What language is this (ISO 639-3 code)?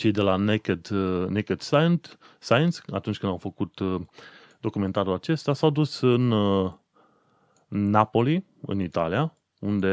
ron